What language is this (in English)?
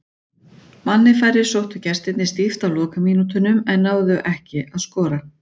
Icelandic